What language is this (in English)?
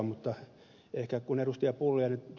Finnish